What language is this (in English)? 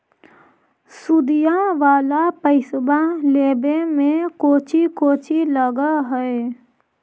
Magahi